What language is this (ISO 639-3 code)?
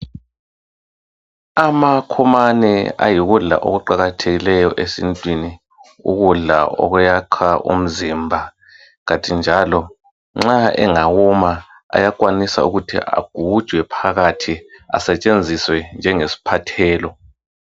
nde